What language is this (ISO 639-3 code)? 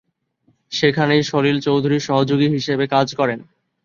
ben